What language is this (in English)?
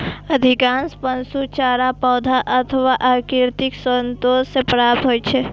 Maithili